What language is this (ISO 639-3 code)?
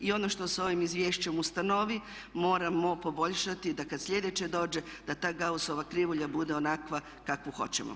hrv